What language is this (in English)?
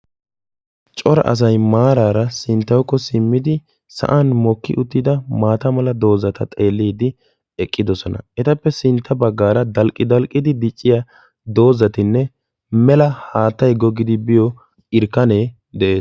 Wolaytta